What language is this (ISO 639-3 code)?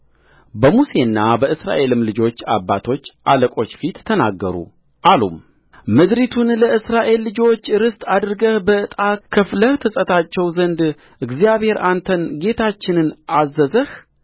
amh